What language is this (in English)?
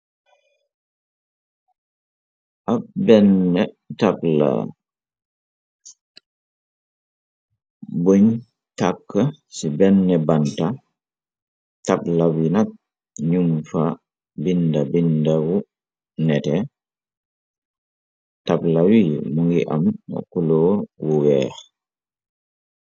Wolof